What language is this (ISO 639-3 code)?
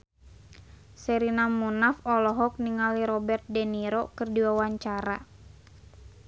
sun